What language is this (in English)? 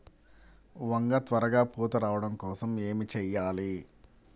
Telugu